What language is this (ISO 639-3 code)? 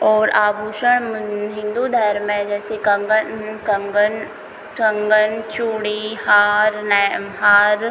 hin